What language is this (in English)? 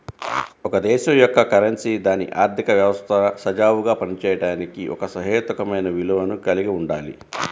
Telugu